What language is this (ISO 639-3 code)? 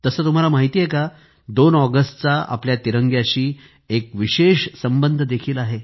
mar